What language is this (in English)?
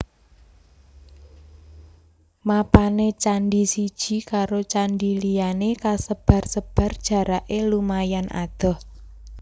Javanese